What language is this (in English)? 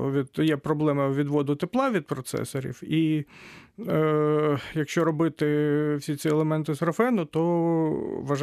Ukrainian